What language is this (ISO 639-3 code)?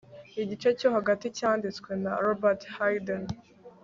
kin